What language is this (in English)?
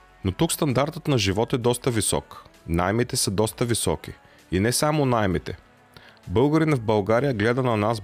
Bulgarian